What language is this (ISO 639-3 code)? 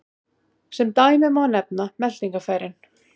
isl